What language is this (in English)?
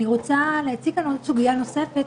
Hebrew